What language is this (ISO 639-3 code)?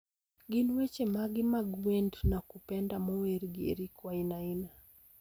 luo